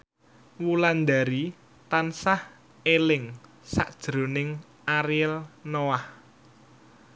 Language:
Javanese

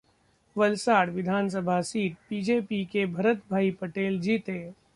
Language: Hindi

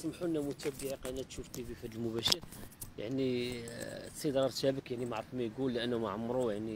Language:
Arabic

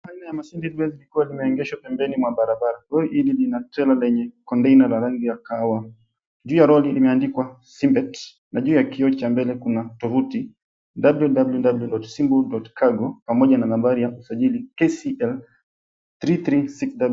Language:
Swahili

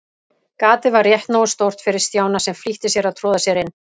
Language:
Icelandic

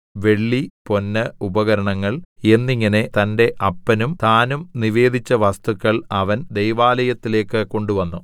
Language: Malayalam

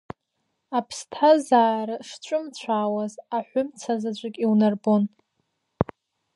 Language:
Abkhazian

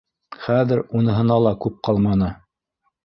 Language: Bashkir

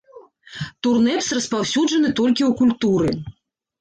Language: Belarusian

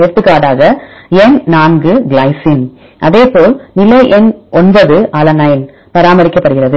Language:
Tamil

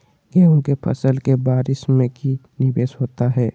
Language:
Magahi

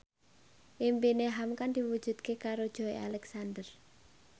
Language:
Javanese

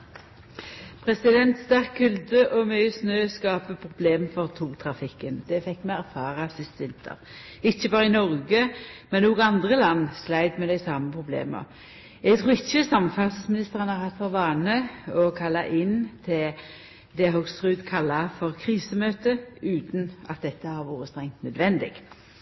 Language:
Norwegian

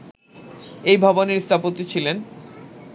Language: Bangla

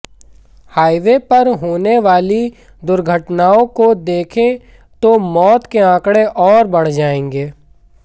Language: Hindi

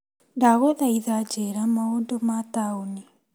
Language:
Kikuyu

